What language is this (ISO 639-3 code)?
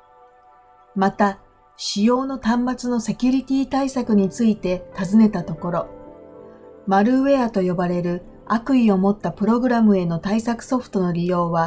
jpn